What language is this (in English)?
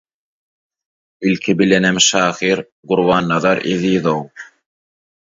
Turkmen